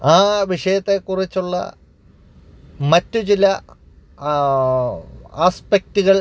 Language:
Malayalam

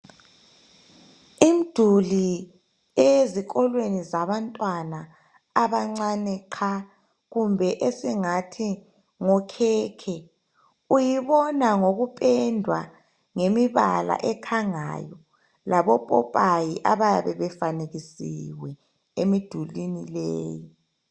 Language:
North Ndebele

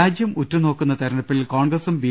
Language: Malayalam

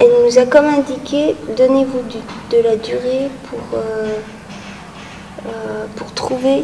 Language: French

